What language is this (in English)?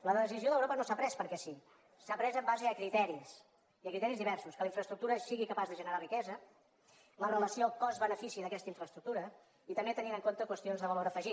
Catalan